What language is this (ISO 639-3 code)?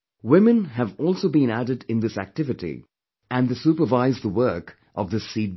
eng